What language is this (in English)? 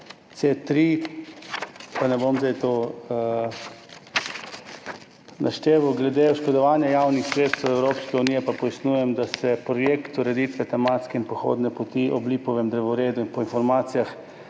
Slovenian